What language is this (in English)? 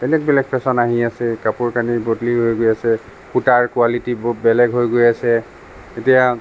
Assamese